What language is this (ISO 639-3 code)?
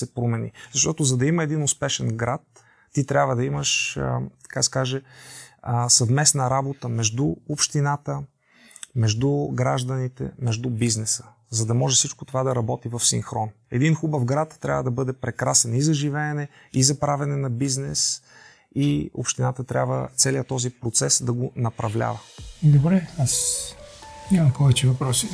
bul